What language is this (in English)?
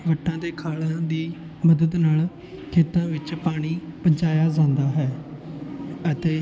Punjabi